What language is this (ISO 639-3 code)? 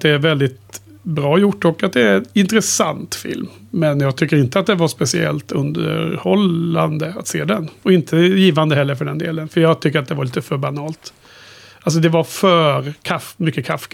swe